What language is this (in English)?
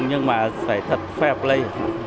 Vietnamese